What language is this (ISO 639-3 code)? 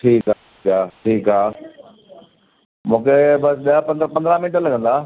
snd